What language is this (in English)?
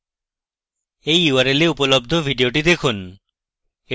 Bangla